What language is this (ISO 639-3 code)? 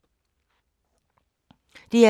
dan